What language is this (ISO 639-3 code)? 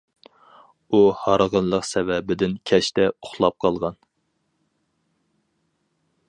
uig